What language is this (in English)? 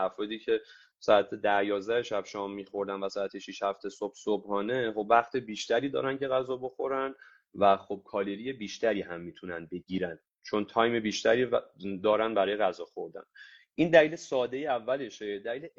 Persian